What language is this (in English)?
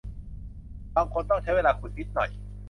Thai